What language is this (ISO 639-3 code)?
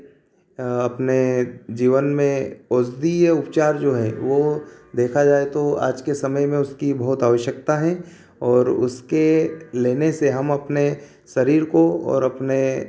hin